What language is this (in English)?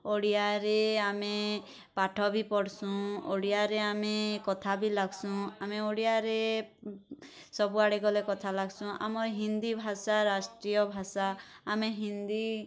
Odia